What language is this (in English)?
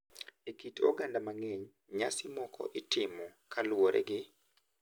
Luo (Kenya and Tanzania)